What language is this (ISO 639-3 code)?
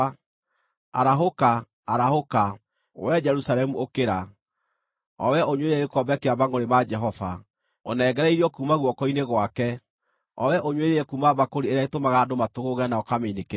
kik